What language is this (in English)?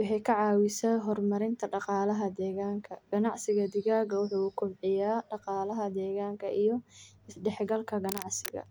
Somali